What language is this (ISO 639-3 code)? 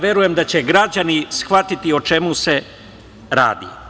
srp